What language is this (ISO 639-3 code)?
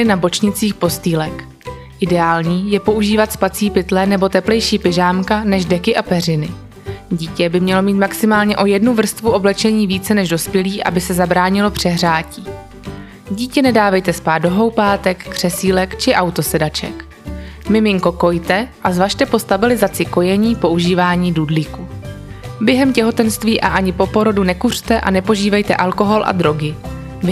ces